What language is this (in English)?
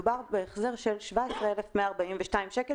Hebrew